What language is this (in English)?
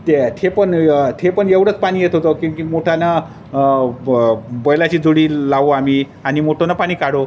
Marathi